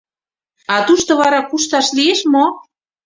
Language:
Mari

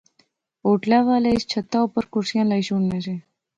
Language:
Pahari-Potwari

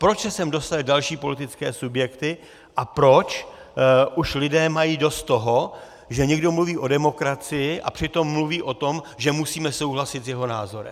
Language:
Czech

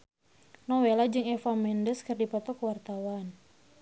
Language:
Sundanese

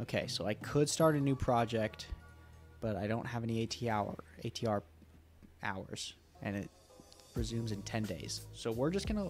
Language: English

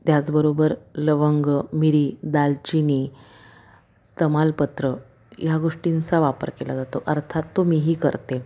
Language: Marathi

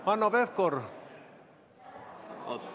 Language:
Estonian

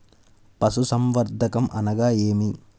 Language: Telugu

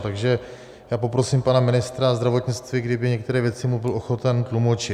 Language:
Czech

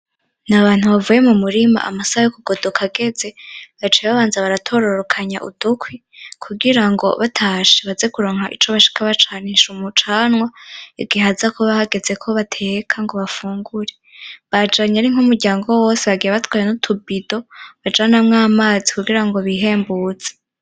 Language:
Rundi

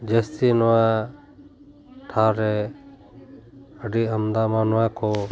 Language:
Santali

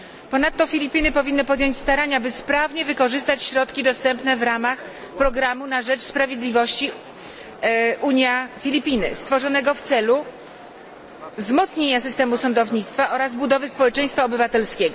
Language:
Polish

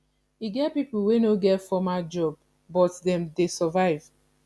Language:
Nigerian Pidgin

